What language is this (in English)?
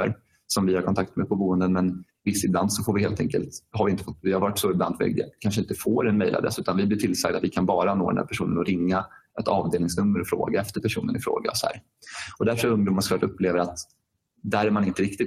Swedish